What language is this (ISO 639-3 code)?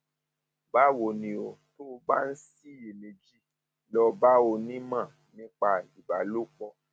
yor